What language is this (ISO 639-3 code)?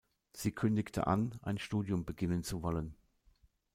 deu